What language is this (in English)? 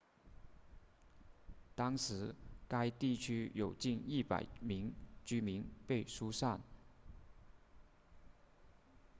Chinese